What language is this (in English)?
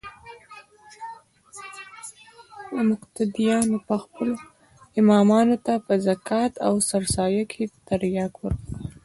Pashto